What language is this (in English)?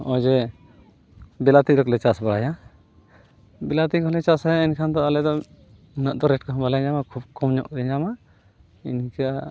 Santali